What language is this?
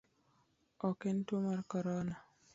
Luo (Kenya and Tanzania)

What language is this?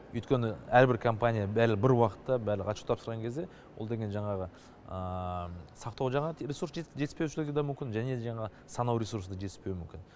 Kazakh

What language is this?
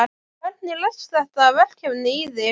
Icelandic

